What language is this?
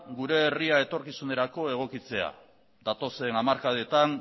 Basque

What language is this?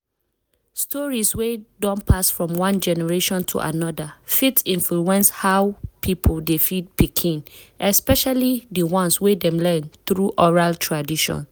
Nigerian Pidgin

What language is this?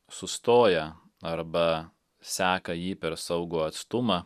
Lithuanian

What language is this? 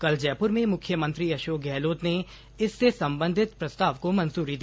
Hindi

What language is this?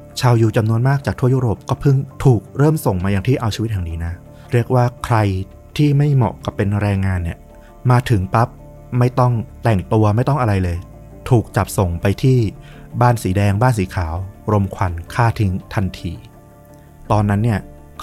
Thai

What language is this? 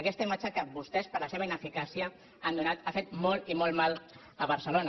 Catalan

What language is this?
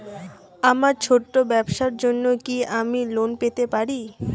Bangla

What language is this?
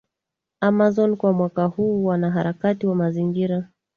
Swahili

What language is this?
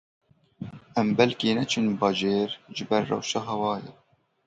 Kurdish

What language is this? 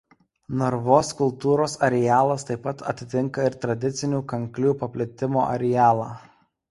Lithuanian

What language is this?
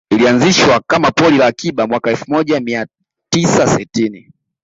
Swahili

